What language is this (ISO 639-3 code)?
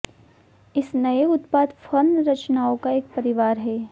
hin